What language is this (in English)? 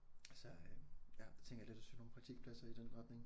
Danish